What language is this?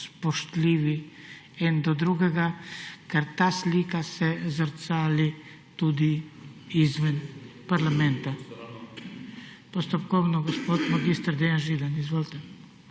Slovenian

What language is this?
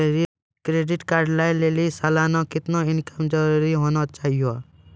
Maithili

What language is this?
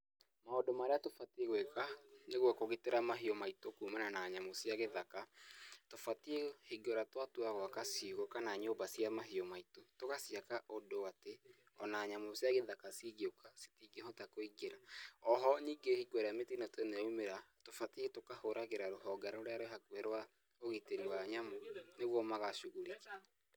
Kikuyu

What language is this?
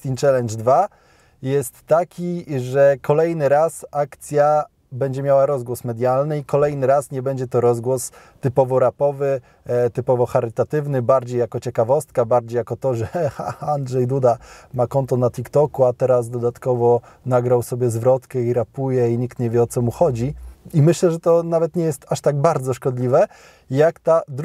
Polish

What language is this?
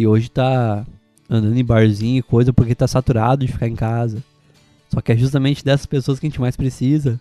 Portuguese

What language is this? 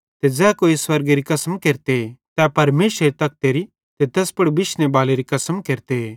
Bhadrawahi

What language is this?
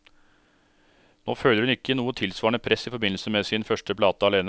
Norwegian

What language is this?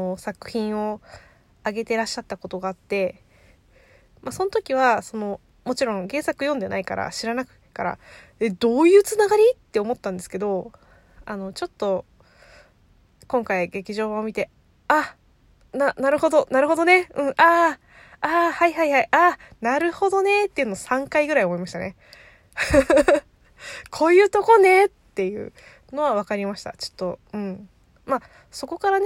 Japanese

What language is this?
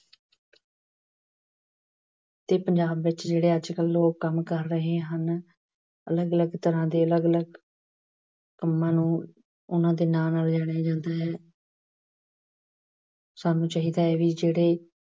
Punjabi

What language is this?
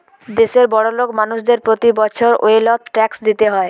Bangla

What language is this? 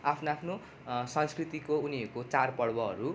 Nepali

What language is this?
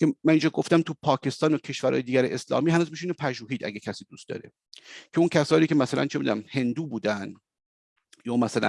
Persian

